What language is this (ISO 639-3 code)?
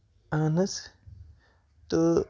kas